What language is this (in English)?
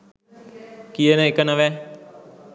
Sinhala